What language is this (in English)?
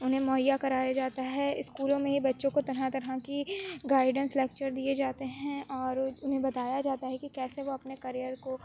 Urdu